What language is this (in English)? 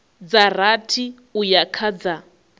Venda